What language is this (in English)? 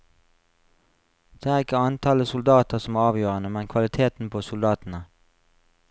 Norwegian